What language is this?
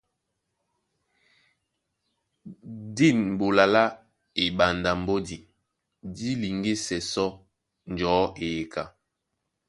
Duala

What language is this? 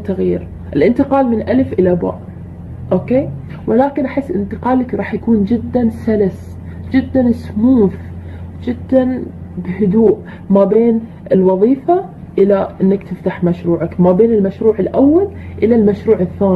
Arabic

